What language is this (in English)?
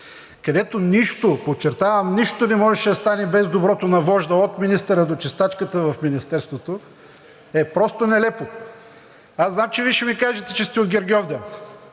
Bulgarian